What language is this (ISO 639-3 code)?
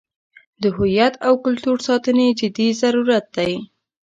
pus